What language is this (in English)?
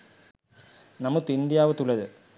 Sinhala